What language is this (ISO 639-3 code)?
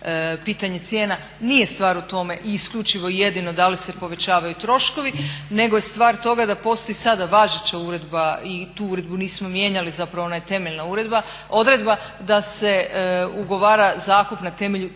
hrv